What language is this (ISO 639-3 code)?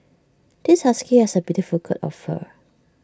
eng